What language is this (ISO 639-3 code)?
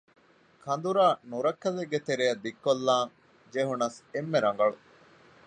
div